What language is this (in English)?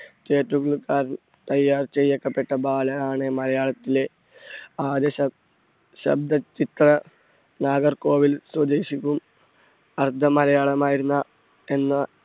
Malayalam